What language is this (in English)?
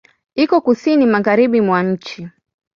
Swahili